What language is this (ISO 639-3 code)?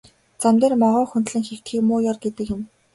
mon